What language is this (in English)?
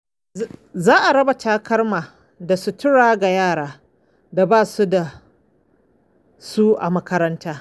Hausa